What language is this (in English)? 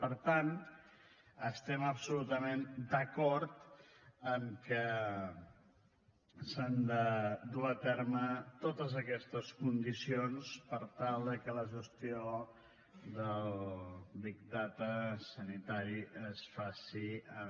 Catalan